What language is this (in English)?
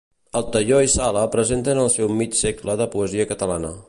Catalan